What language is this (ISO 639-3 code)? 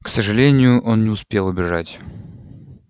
rus